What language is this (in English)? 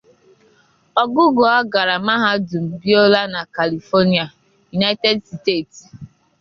Igbo